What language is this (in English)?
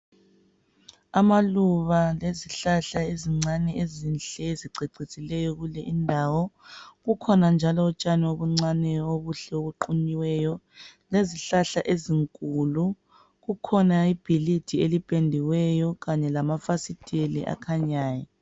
North Ndebele